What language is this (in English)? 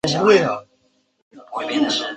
Chinese